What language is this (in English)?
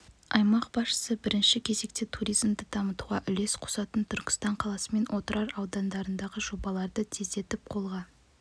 Kazakh